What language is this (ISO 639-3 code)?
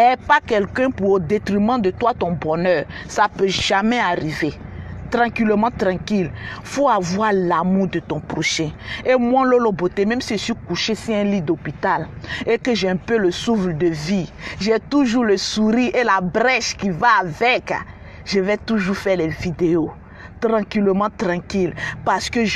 fra